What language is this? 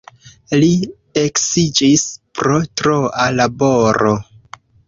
Esperanto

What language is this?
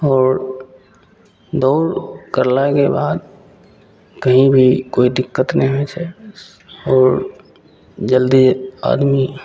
Maithili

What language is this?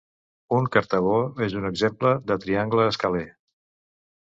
Catalan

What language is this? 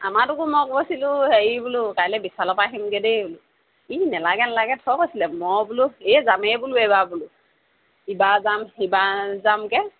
Assamese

